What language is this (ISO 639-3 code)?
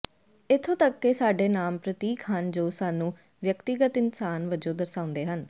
pan